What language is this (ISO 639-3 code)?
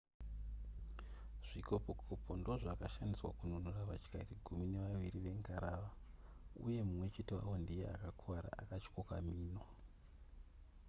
sna